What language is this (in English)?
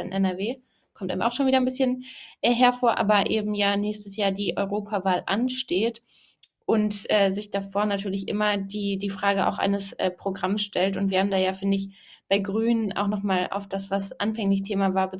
German